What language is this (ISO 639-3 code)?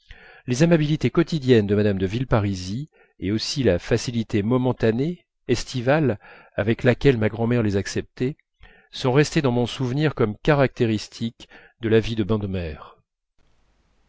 fra